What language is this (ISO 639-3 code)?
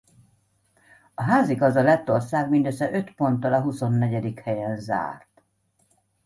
hun